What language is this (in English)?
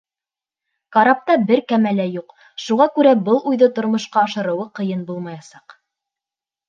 Bashkir